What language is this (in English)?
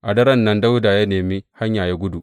Hausa